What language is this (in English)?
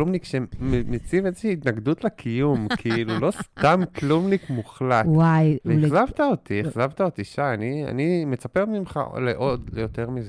Hebrew